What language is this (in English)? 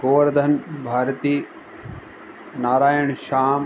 Sindhi